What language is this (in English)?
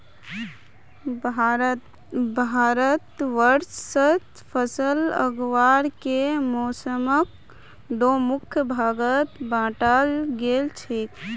Magahi